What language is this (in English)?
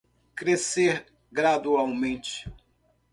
Portuguese